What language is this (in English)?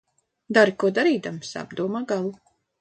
Latvian